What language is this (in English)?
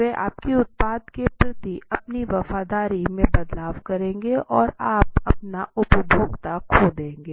Hindi